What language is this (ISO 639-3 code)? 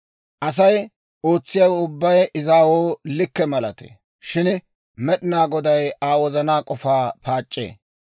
dwr